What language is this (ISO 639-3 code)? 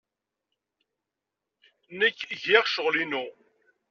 kab